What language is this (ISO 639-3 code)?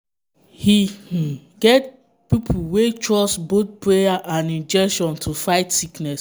pcm